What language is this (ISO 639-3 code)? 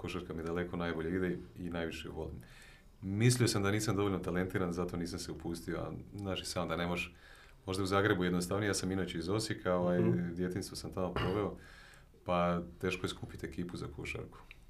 hrv